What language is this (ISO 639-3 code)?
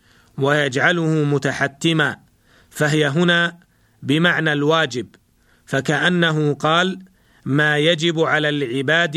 ara